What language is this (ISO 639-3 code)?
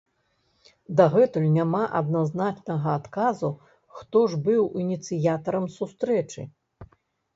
bel